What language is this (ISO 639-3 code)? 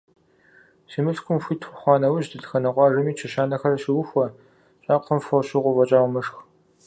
kbd